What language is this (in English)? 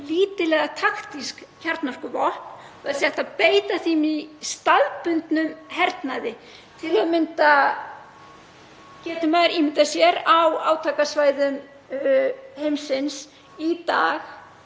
Icelandic